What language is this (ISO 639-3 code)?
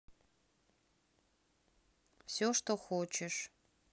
rus